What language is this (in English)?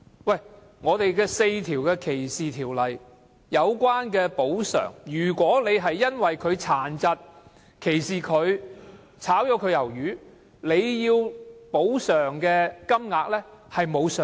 Cantonese